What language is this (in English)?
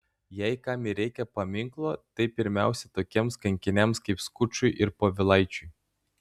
Lithuanian